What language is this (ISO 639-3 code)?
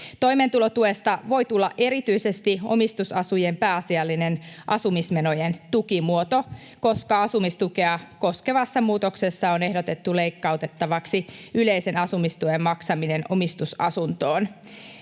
fin